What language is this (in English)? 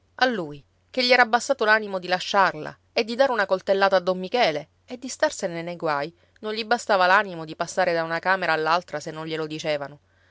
Italian